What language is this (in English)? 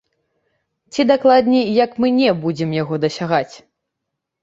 Belarusian